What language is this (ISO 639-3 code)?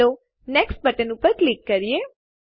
guj